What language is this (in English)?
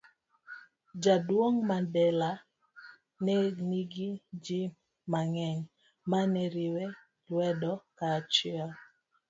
Luo (Kenya and Tanzania)